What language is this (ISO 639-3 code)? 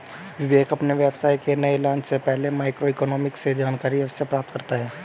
hin